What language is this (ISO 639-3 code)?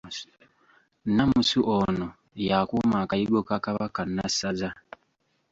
lug